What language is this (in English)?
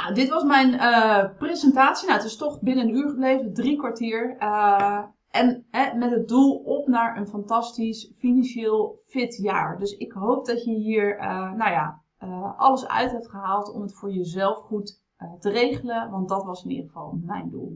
Dutch